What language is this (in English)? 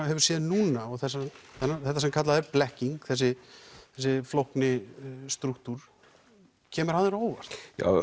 Icelandic